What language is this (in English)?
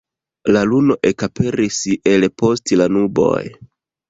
Esperanto